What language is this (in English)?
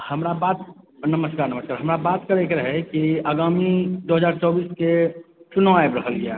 Maithili